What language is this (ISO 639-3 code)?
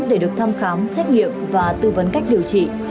vie